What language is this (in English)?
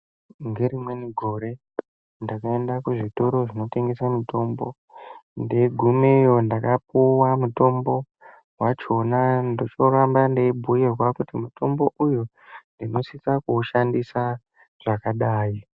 Ndau